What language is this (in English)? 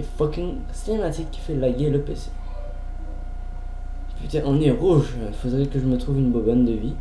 French